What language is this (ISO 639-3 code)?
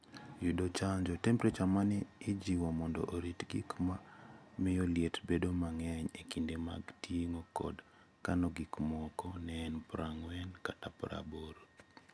luo